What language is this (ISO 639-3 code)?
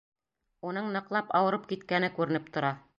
bak